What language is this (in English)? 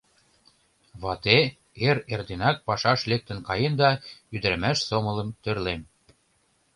Mari